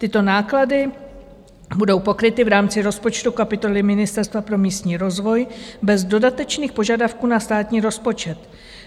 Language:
Czech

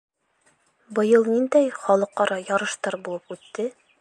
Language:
Bashkir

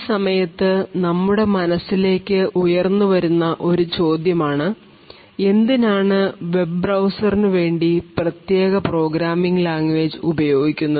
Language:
Malayalam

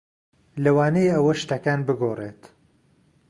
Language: Central Kurdish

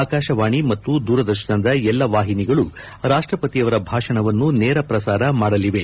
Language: Kannada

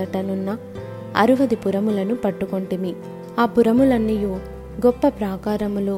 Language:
Telugu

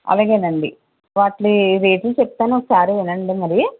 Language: Telugu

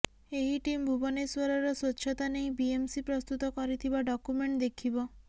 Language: Odia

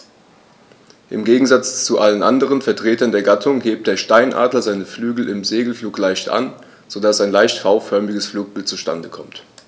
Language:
German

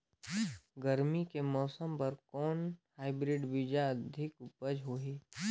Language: Chhattisgarhi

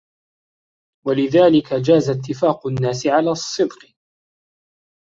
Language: Arabic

